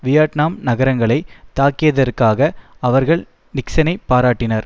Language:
Tamil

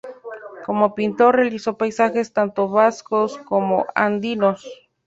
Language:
Spanish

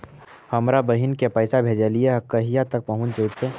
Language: Magahi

